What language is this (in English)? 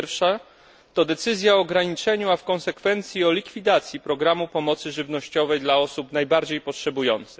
Polish